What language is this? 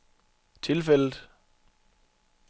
Danish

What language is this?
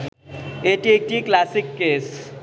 Bangla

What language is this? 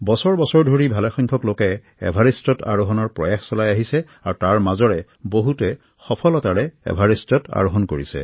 Assamese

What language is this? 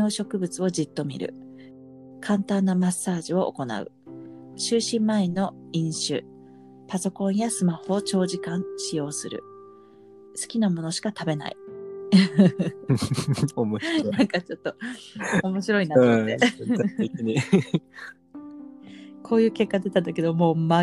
Japanese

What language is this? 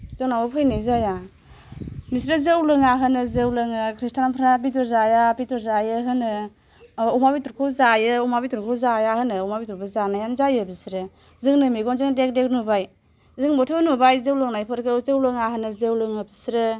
Bodo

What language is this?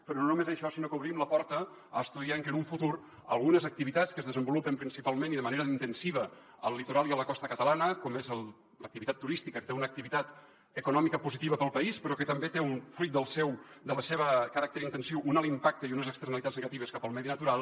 Catalan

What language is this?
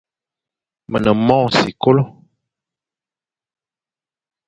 Fang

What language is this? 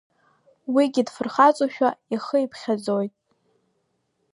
Abkhazian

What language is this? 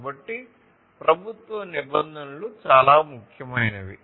Telugu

